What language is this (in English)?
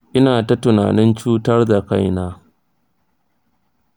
Hausa